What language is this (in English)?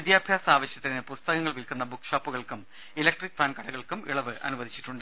Malayalam